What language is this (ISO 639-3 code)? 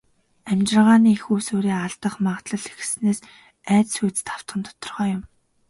mon